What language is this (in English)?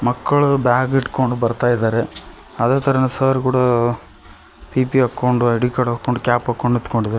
Kannada